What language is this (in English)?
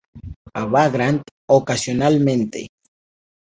Spanish